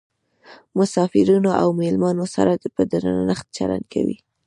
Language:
Pashto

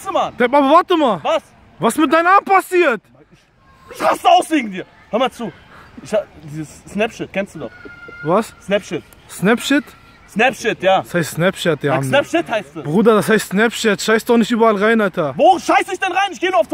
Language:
German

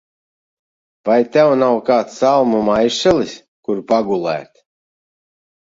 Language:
Latvian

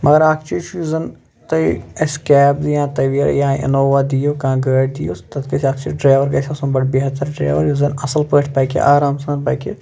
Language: Kashmiri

